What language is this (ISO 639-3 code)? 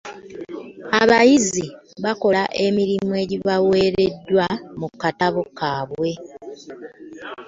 lug